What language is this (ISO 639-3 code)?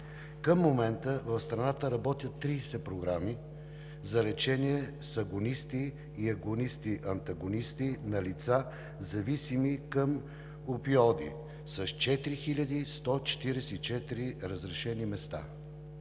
bul